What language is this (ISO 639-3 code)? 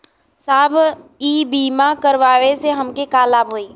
bho